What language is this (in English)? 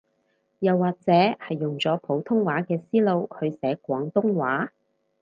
Cantonese